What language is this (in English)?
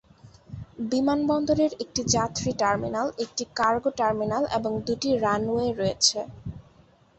Bangla